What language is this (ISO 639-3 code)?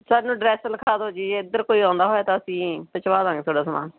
pan